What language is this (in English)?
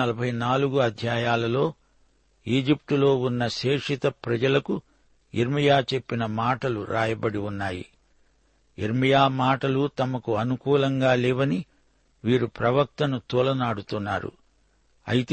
Telugu